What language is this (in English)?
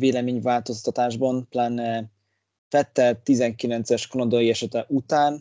Hungarian